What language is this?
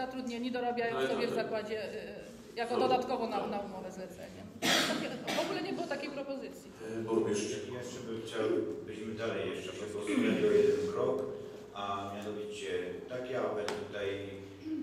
Polish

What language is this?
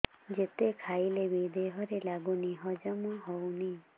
Odia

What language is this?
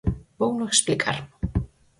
Galician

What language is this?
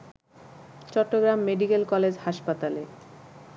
Bangla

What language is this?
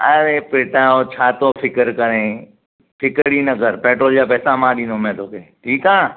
Sindhi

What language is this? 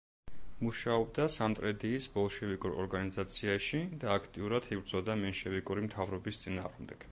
Georgian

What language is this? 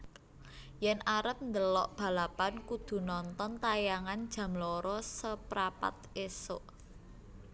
Javanese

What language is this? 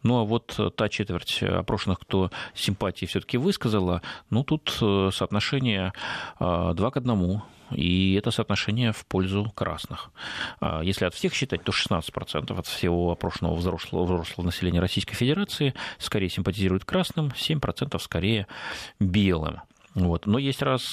Russian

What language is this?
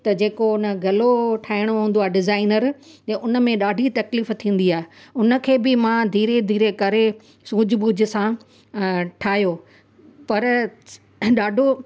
Sindhi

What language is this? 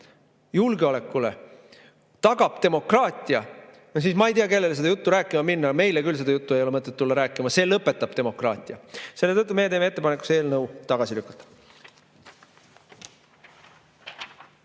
Estonian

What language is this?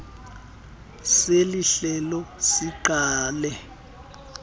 Xhosa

